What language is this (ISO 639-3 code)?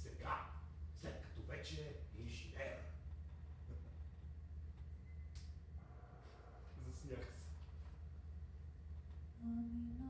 ell